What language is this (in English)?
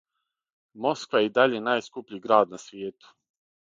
Serbian